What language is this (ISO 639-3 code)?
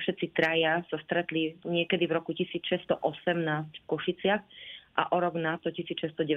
slk